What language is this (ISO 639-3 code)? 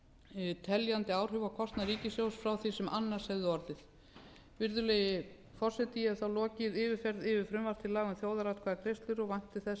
isl